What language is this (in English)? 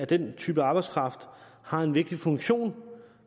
Danish